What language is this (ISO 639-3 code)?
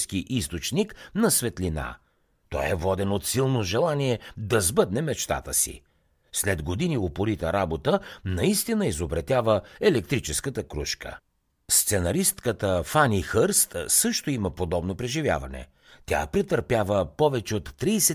bul